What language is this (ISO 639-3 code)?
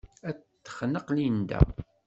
kab